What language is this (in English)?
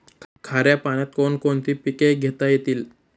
Marathi